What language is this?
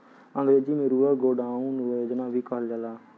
Bhojpuri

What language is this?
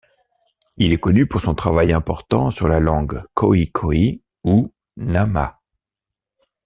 French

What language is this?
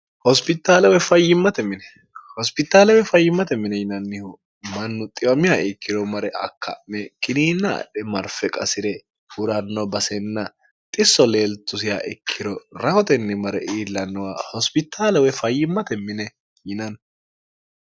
Sidamo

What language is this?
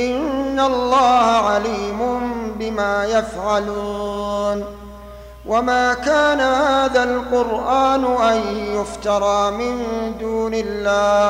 Arabic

